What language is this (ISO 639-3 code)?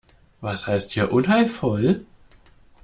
deu